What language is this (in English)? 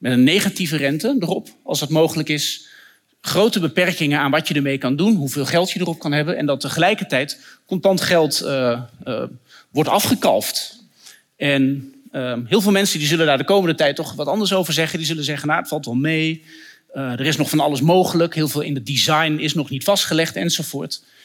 Dutch